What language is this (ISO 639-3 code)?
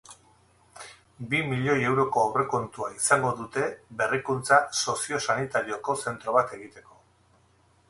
eus